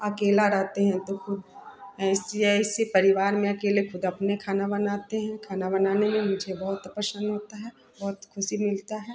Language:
Hindi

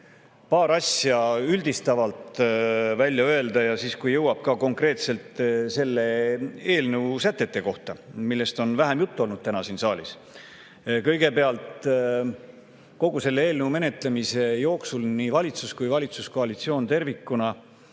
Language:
Estonian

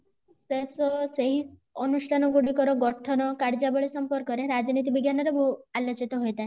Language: Odia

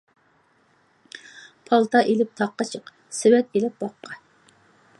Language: Uyghur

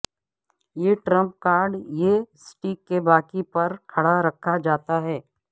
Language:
Urdu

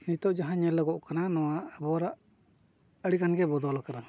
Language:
Santali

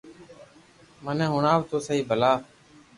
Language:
Loarki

